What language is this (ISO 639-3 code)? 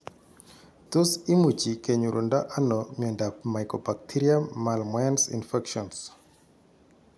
kln